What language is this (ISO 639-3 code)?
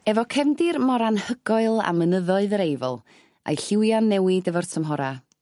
cym